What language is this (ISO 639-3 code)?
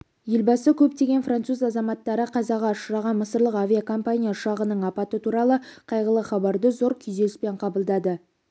kaz